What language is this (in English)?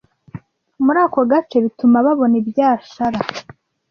Kinyarwanda